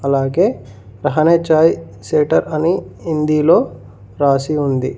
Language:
Telugu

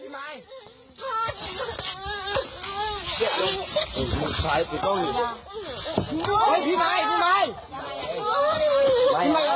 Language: Thai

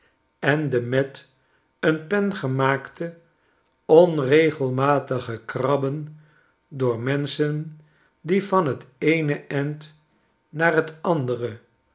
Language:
Dutch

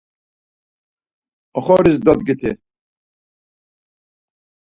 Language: Laz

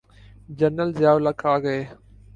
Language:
Urdu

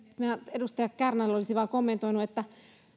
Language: Finnish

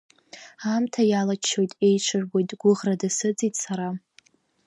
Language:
Abkhazian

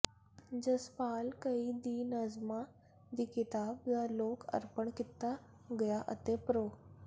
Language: Punjabi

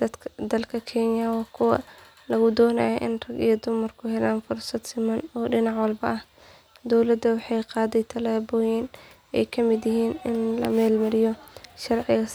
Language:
Somali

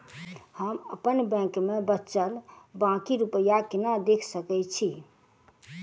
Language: Maithili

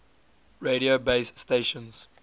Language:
English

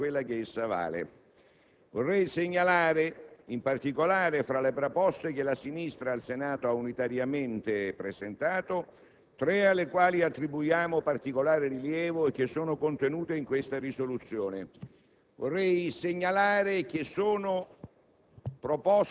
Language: Italian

